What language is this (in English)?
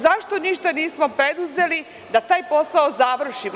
Serbian